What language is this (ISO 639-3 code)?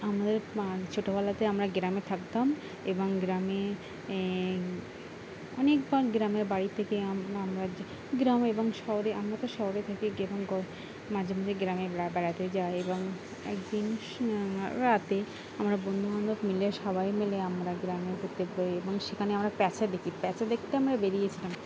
ben